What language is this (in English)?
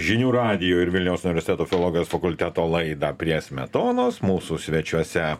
Lithuanian